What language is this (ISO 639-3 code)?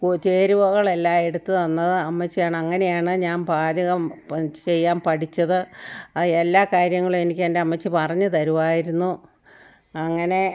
mal